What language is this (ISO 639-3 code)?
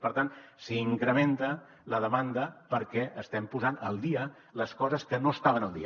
cat